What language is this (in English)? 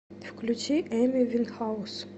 Russian